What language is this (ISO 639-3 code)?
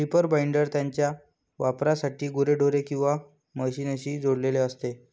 mar